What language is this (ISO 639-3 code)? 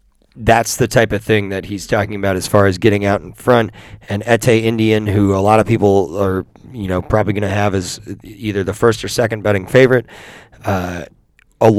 eng